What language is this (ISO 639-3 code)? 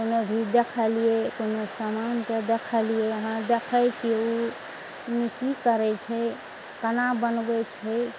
mai